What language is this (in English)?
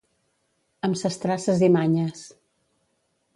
Catalan